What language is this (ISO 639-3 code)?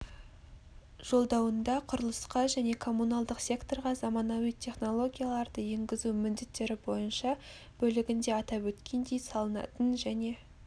kaz